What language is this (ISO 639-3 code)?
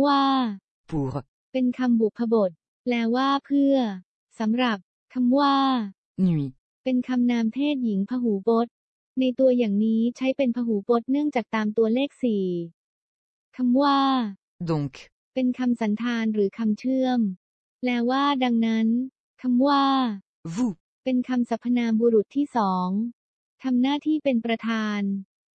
tha